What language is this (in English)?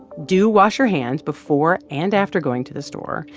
English